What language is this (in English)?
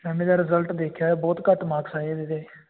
Punjabi